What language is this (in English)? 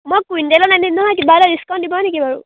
Assamese